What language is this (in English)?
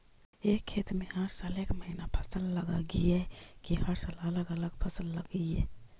Magahi